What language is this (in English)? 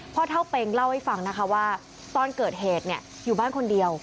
Thai